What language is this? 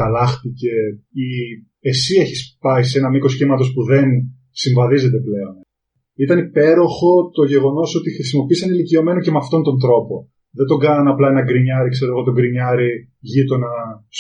Greek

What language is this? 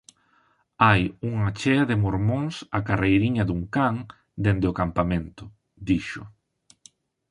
Galician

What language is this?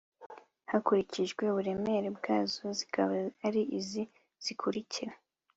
Kinyarwanda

